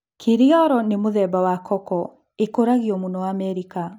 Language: Kikuyu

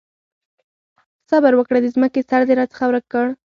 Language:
Pashto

